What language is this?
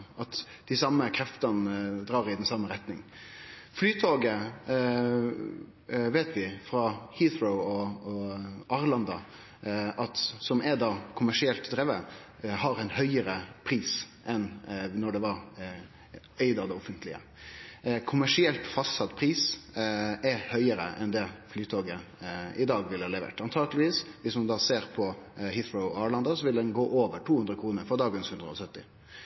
Norwegian Nynorsk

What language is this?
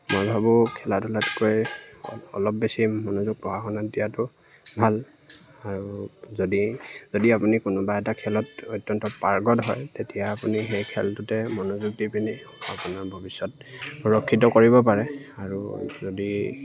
Assamese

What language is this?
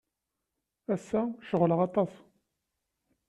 Kabyle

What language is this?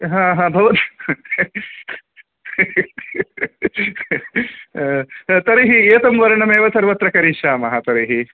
Sanskrit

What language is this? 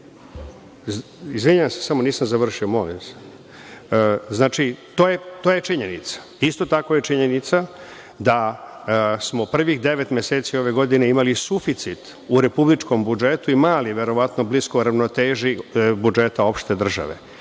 Serbian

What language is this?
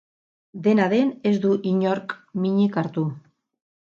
Basque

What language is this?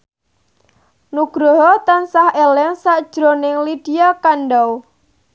Javanese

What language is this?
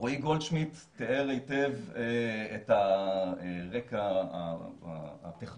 Hebrew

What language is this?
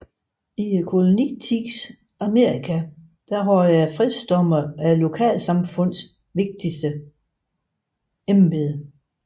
Danish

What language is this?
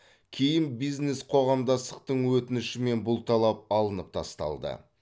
Kazakh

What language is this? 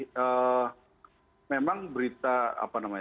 Indonesian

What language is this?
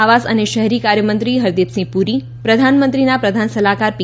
Gujarati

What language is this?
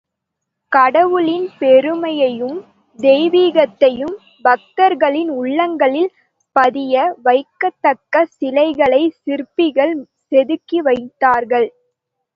Tamil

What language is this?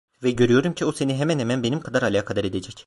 Turkish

